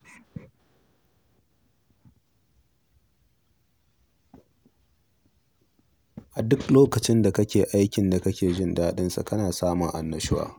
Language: Hausa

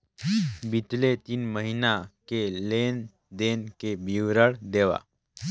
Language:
Chhattisgarhi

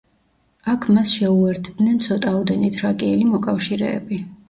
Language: Georgian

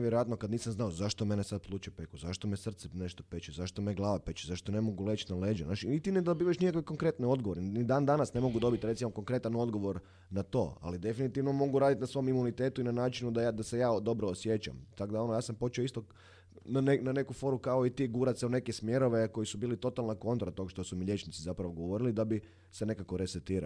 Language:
Croatian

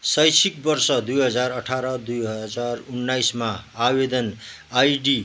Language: Nepali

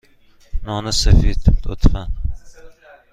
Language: Persian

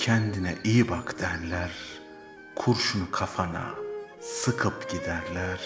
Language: Turkish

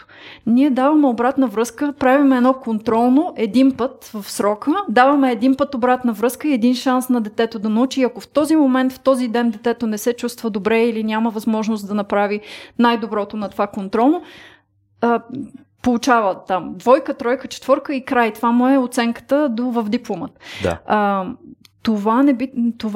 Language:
Bulgarian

